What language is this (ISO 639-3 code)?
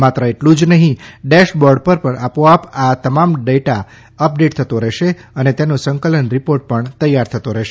guj